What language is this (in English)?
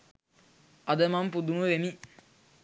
Sinhala